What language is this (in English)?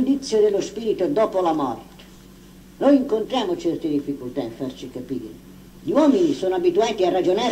Italian